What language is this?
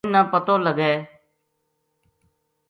Gujari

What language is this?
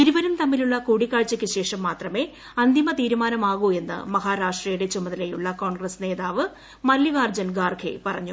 Malayalam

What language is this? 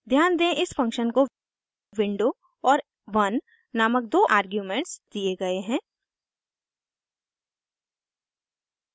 Hindi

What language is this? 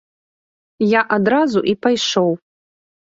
Belarusian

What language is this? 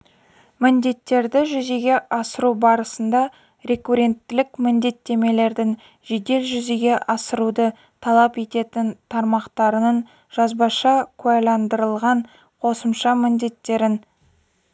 Kazakh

